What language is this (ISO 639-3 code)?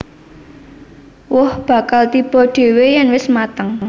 jav